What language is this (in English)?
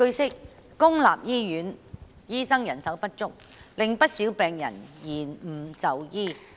Cantonese